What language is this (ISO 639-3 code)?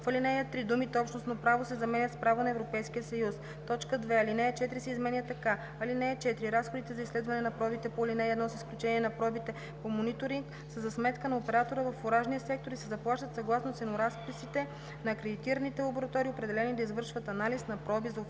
bul